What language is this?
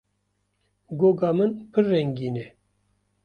Kurdish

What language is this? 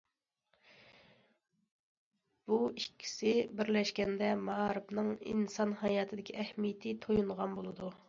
Uyghur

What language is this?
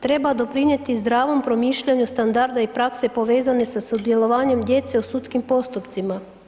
Croatian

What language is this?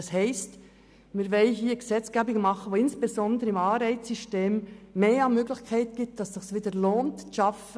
Swiss German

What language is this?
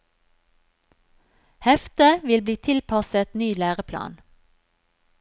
Norwegian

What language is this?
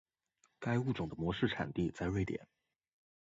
Chinese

